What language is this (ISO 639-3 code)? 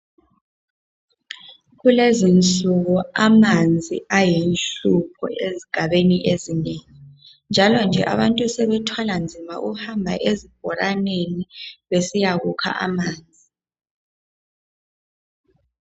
nde